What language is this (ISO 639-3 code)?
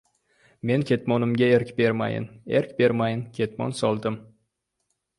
uzb